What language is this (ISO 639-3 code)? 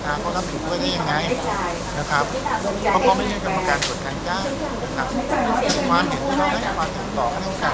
tha